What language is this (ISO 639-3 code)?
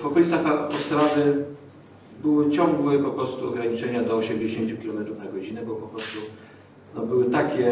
pol